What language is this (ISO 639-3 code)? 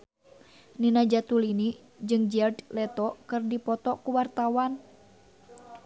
sun